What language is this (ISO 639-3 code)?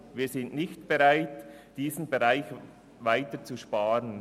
gsw